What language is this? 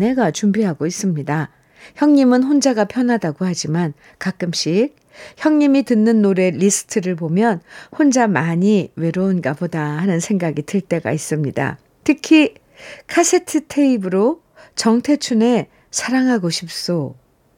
Korean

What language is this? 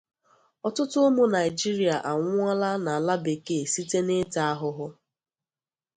Igbo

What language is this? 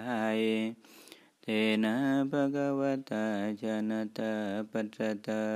Thai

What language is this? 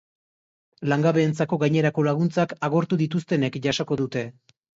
Basque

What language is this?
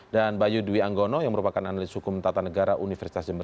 Indonesian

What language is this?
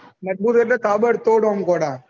Gujarati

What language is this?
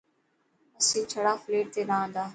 Dhatki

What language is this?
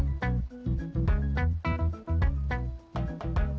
Indonesian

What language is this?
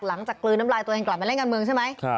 Thai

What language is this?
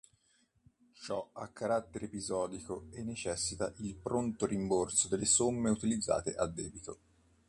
Italian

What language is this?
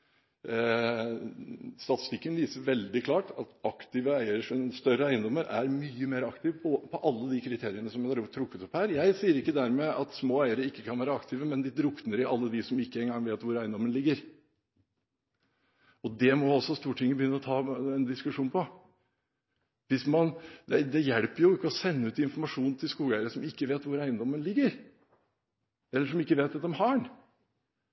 Norwegian Bokmål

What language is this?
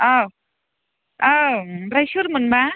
Bodo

